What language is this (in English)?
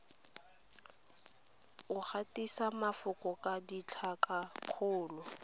Tswana